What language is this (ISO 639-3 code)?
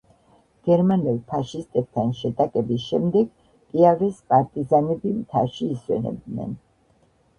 kat